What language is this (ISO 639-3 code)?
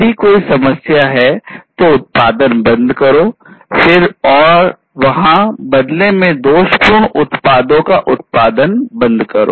hin